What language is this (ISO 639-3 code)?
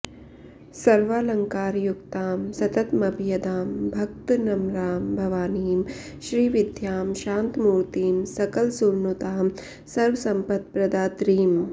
san